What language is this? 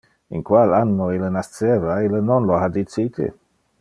Interlingua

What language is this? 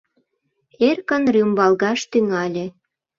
Mari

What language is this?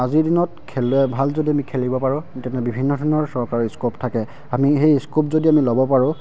Assamese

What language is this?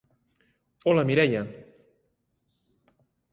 Catalan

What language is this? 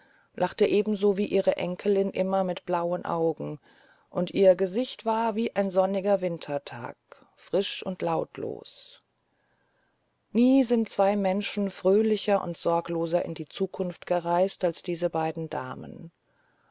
German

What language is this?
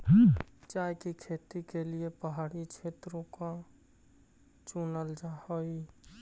Magahi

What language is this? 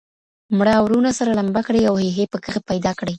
Pashto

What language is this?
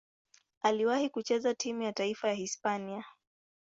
Swahili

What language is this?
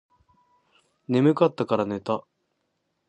Japanese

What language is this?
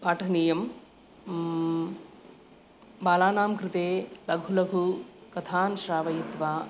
Sanskrit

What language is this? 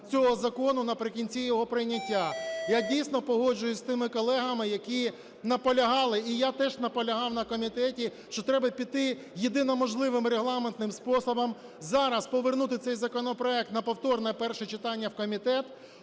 Ukrainian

